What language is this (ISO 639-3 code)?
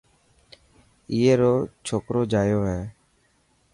mki